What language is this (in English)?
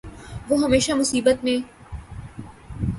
Urdu